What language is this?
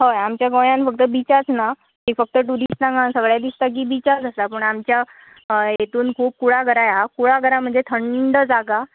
Konkani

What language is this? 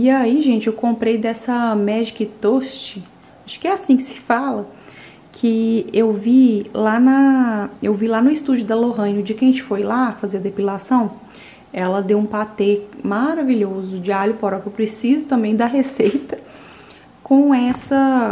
Portuguese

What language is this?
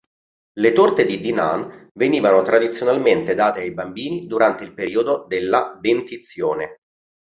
Italian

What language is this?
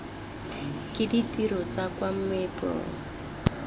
Tswana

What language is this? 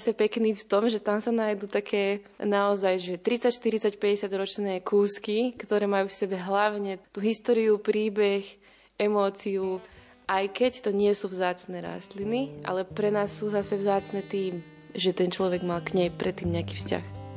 Slovak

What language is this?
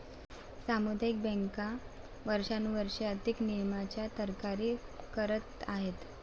Marathi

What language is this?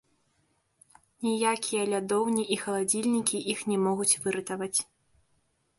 Belarusian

